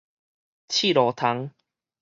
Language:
Min Nan Chinese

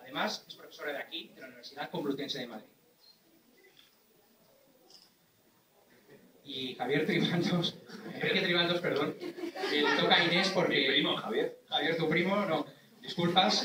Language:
Spanish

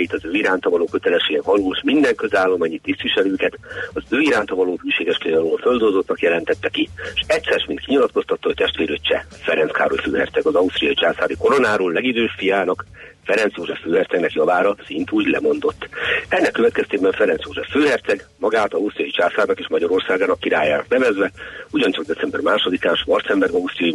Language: Hungarian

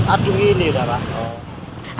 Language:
Indonesian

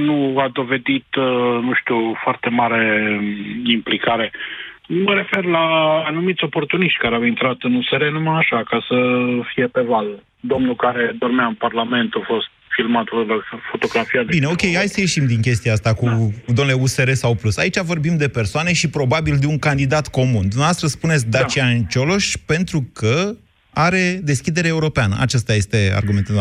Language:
Romanian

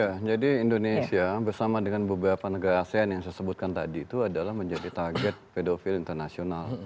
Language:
Indonesian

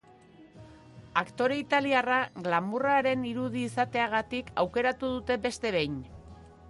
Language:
Basque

